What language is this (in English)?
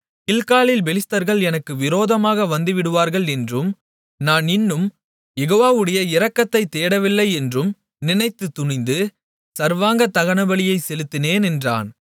Tamil